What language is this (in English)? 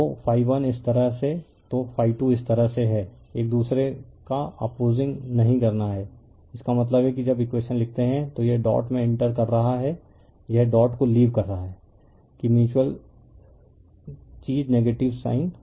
Hindi